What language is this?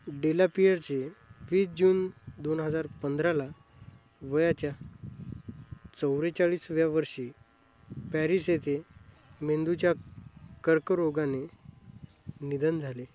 Marathi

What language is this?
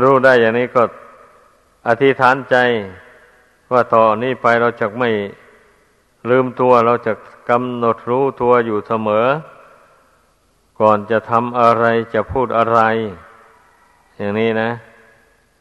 Thai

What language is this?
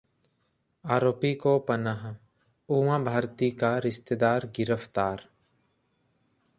Hindi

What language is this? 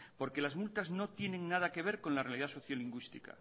Spanish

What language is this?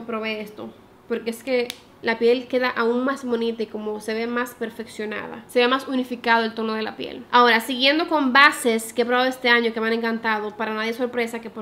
Spanish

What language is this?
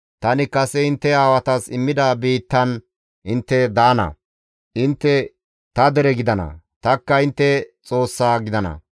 Gamo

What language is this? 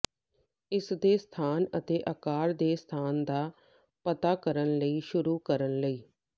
Punjabi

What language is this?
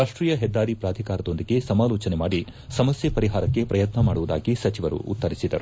Kannada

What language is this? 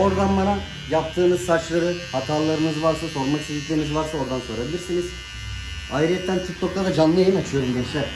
Turkish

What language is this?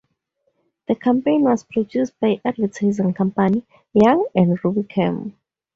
English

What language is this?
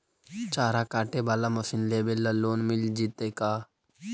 Magahi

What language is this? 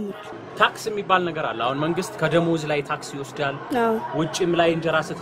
Arabic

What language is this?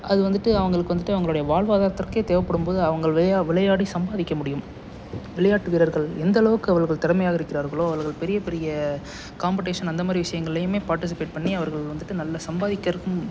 Tamil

